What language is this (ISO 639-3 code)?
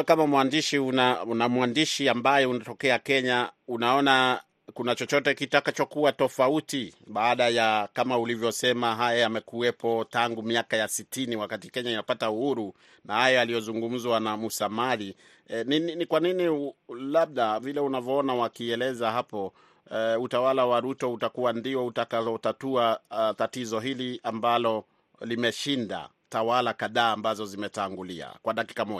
swa